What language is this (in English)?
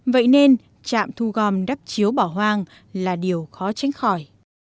Vietnamese